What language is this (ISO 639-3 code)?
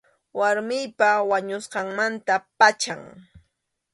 qxu